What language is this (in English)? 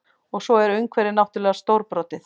Icelandic